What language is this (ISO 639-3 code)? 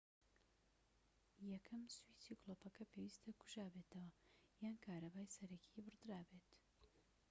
ckb